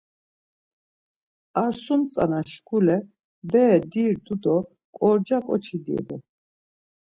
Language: Laz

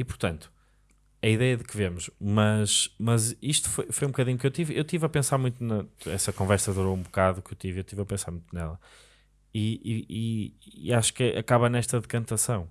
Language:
Portuguese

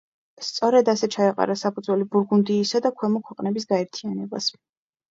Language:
Georgian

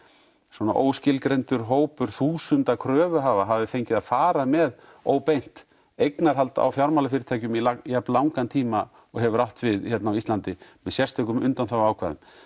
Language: Icelandic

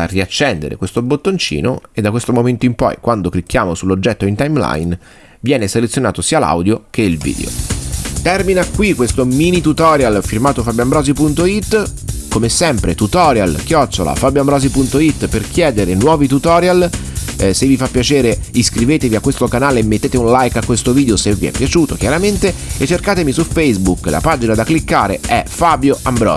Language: Italian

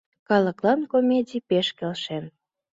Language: Mari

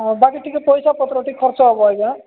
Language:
Odia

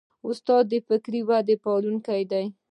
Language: Pashto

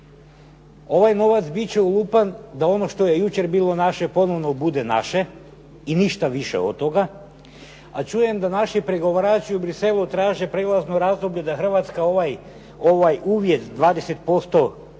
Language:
Croatian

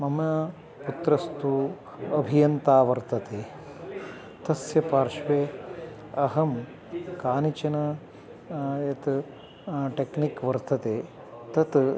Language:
Sanskrit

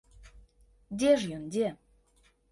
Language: Belarusian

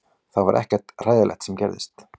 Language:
Icelandic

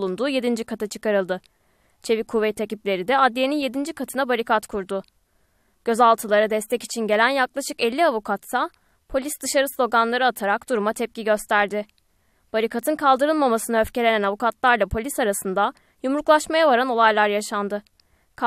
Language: Turkish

